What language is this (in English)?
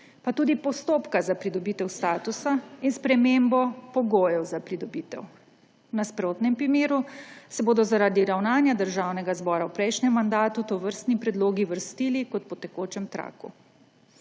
Slovenian